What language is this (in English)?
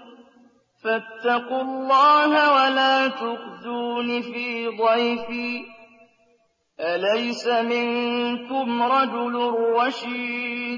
Arabic